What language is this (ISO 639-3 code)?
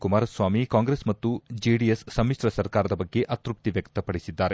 kan